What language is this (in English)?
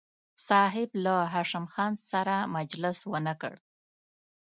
Pashto